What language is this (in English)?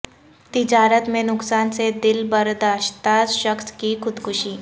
Urdu